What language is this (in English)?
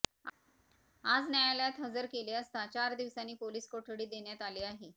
Marathi